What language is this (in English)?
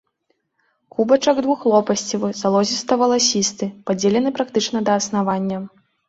Belarusian